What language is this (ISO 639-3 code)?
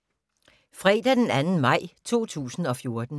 dan